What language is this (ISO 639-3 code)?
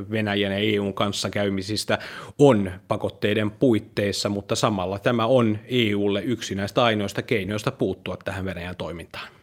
fin